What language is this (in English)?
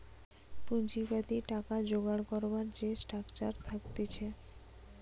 Bangla